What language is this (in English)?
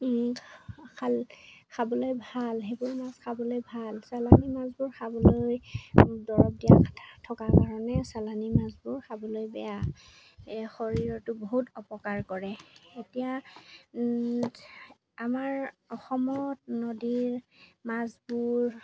Assamese